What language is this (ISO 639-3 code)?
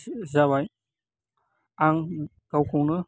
brx